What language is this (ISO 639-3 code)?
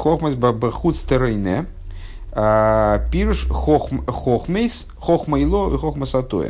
rus